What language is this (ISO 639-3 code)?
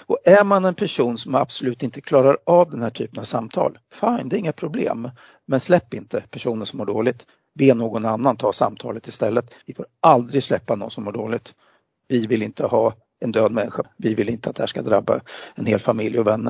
swe